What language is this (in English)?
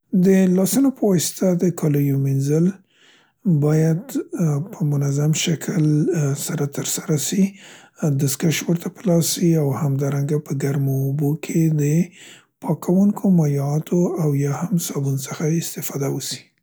Central Pashto